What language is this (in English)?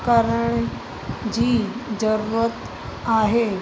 Sindhi